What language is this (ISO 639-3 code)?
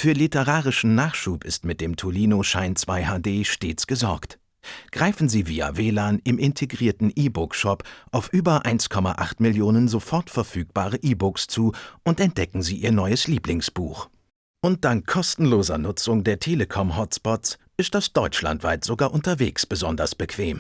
deu